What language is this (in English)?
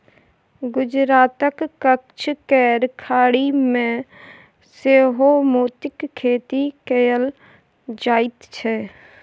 Maithili